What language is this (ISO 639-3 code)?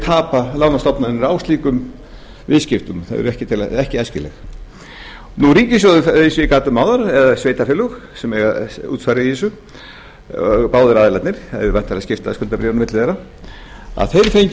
isl